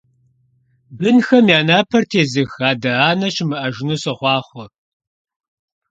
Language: Kabardian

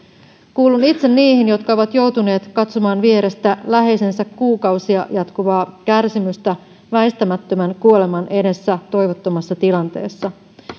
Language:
Finnish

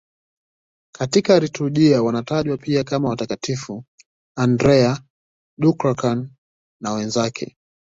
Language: Swahili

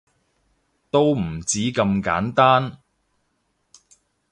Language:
Cantonese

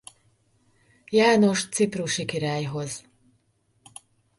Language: Hungarian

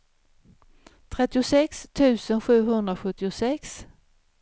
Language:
Swedish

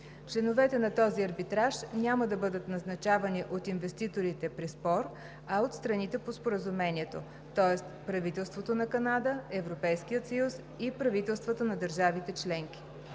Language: Bulgarian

